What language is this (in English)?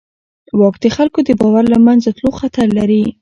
Pashto